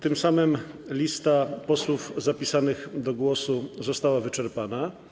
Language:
Polish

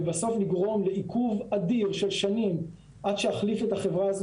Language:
Hebrew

